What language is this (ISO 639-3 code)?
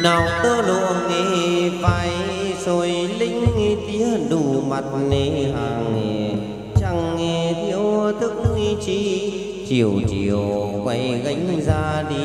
vie